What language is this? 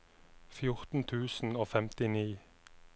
Norwegian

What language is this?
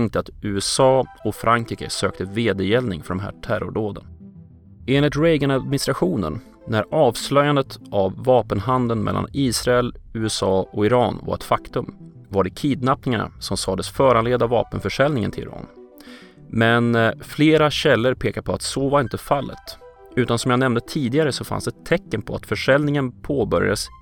Swedish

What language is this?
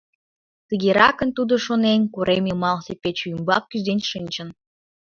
Mari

